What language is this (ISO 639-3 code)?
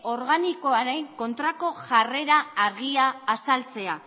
eus